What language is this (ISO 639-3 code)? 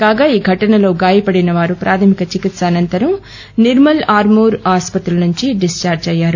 tel